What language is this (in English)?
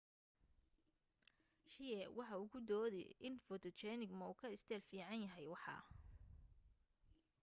Somali